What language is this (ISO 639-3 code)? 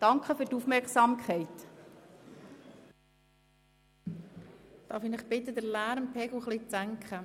gsw